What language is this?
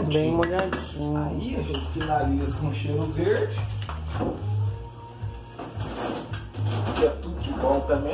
Portuguese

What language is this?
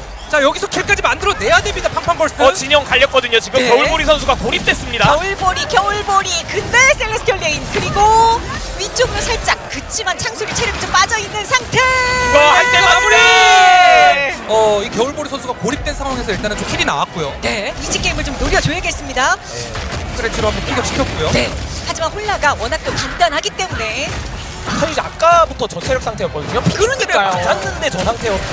Korean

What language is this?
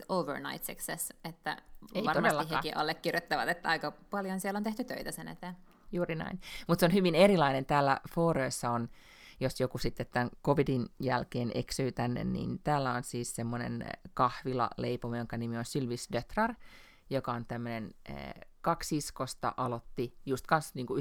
Finnish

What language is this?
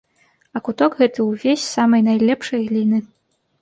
Belarusian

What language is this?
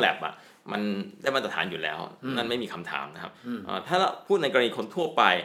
Thai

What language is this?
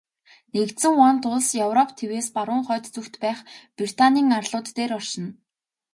Mongolian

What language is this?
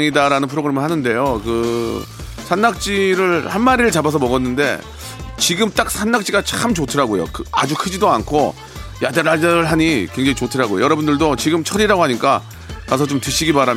Korean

